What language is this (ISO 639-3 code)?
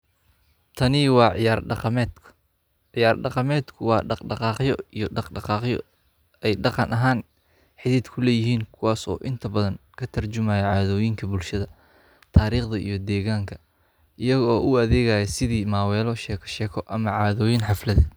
som